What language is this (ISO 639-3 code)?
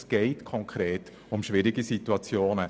gsw